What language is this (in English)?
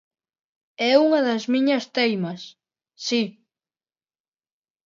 Galician